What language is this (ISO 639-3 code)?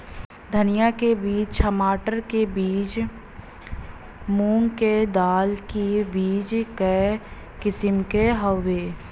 bho